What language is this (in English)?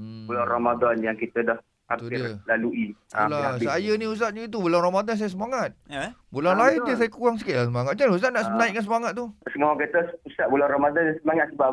Malay